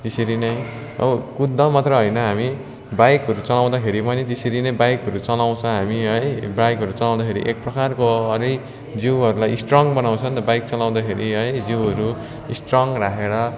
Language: Nepali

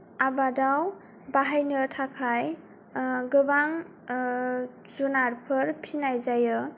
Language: Bodo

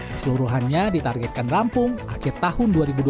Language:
Indonesian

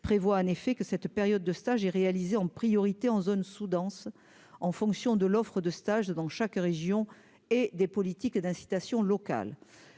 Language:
French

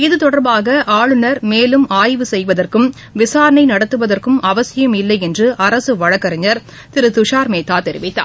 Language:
Tamil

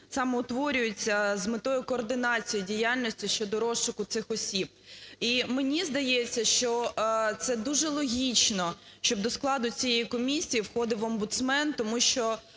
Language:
Ukrainian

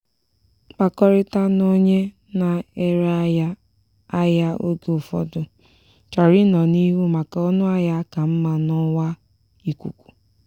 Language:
Igbo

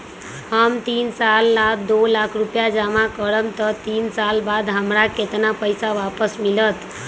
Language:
Magahi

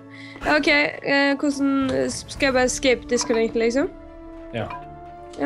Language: Norwegian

